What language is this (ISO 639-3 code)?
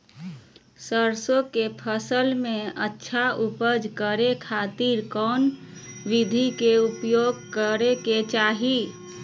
mag